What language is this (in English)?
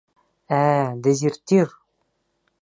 Bashkir